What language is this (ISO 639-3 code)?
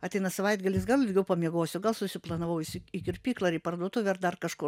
lit